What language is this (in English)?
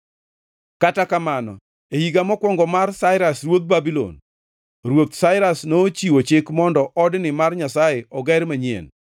Luo (Kenya and Tanzania)